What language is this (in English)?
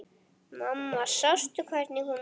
Icelandic